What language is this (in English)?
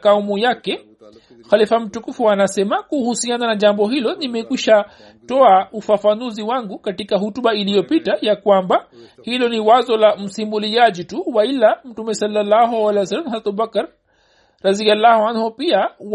Swahili